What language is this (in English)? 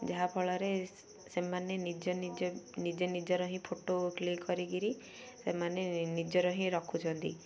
Odia